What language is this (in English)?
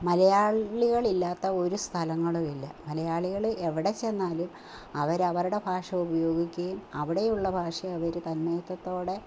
Malayalam